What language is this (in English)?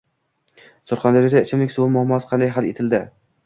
Uzbek